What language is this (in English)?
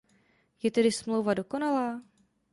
Czech